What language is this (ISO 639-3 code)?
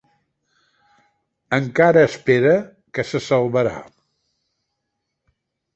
cat